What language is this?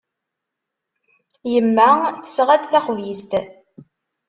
Kabyle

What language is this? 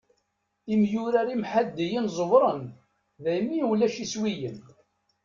Kabyle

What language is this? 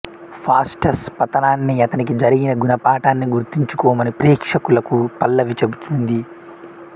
Telugu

